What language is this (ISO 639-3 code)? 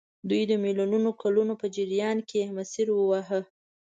pus